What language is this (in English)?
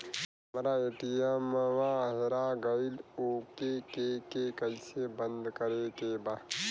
Bhojpuri